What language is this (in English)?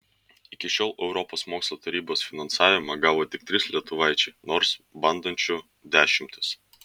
Lithuanian